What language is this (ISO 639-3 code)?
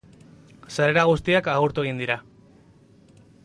eus